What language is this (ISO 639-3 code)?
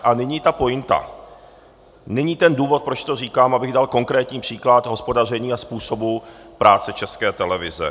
ces